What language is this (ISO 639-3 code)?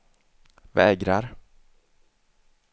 swe